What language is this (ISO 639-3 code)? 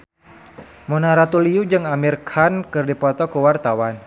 sun